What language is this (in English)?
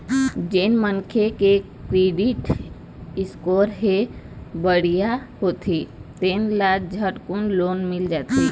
Chhattisgarhi